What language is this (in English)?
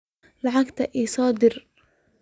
Somali